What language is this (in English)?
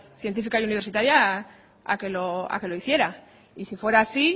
Spanish